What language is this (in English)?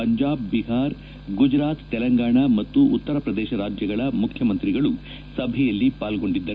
Kannada